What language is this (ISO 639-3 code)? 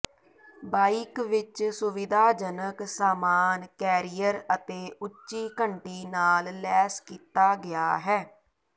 pan